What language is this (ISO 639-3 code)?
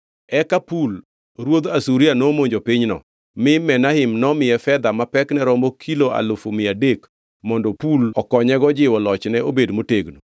luo